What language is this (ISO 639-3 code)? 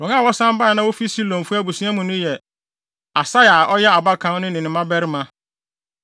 aka